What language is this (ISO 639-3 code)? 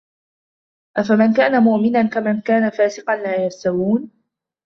ara